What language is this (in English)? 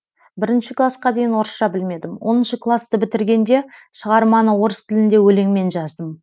Kazakh